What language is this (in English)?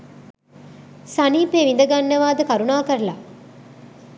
Sinhala